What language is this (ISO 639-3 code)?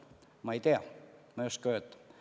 est